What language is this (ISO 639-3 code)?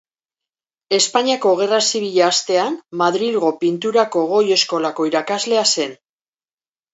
eus